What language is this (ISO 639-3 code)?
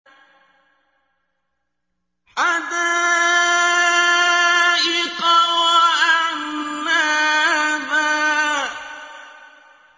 ara